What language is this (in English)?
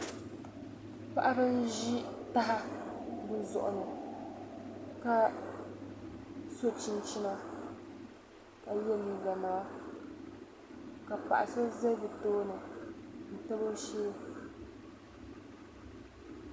Dagbani